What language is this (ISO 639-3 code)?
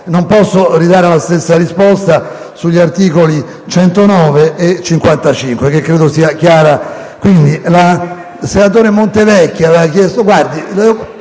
ita